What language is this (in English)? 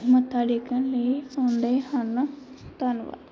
Punjabi